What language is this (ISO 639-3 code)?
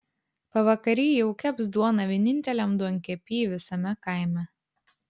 lit